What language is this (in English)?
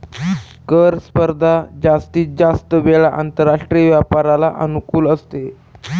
Marathi